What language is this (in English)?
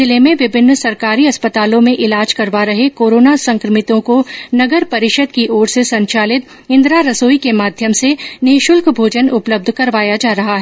Hindi